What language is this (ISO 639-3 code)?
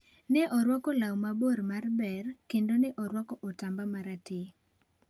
luo